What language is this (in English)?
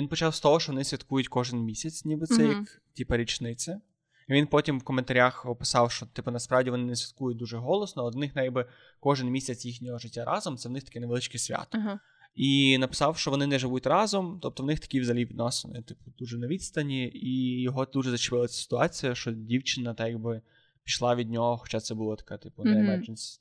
Ukrainian